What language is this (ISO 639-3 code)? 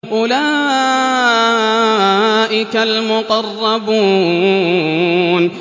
ara